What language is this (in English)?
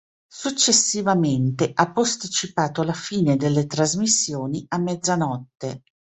Italian